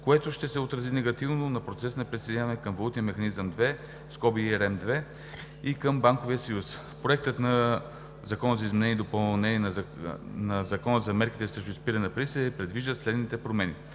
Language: Bulgarian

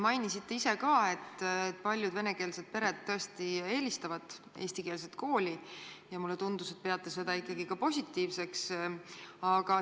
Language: Estonian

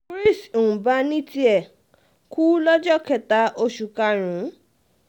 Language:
Yoruba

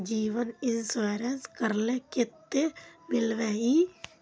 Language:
Magahi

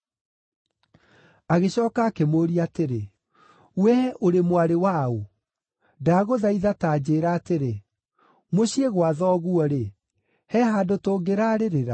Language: Kikuyu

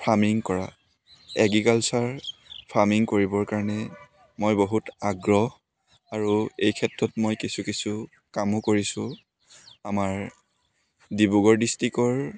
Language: Assamese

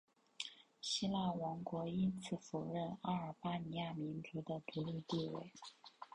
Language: Chinese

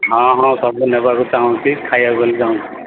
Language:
Odia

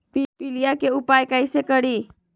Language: Magahi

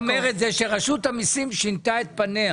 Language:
Hebrew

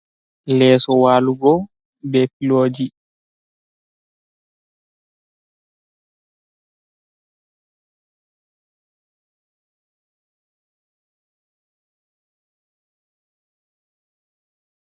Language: Fula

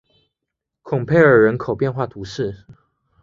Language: Chinese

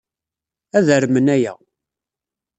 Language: Kabyle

